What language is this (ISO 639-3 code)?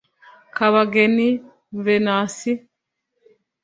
kin